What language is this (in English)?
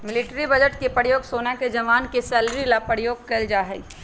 Magahi